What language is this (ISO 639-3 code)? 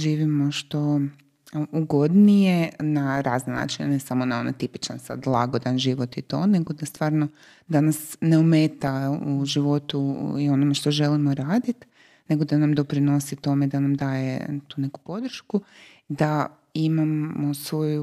hrv